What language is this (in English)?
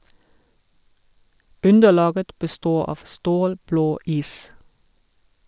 Norwegian